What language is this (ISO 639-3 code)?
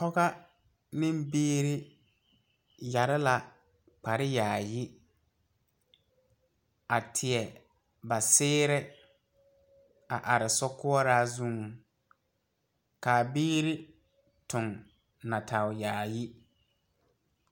dga